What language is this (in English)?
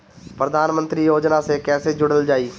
Bhojpuri